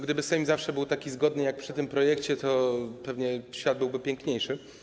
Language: Polish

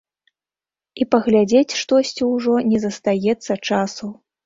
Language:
Belarusian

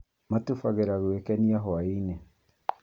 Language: Kikuyu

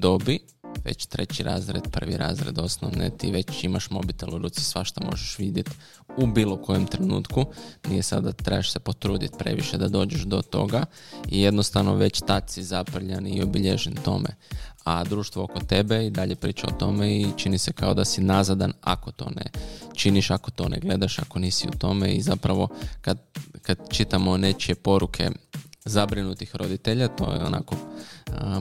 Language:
Croatian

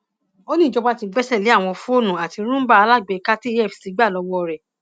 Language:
Yoruba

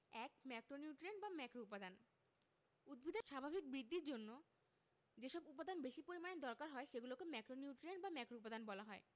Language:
Bangla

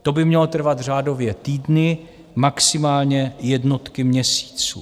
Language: Czech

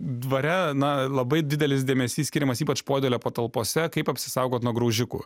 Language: Lithuanian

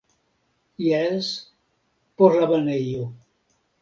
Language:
Esperanto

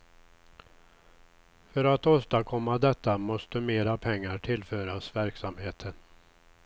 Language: Swedish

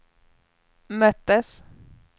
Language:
Swedish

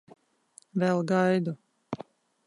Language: Latvian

